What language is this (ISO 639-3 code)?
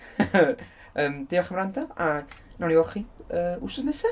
cym